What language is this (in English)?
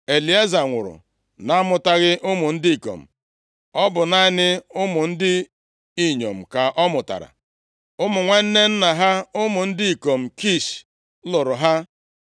Igbo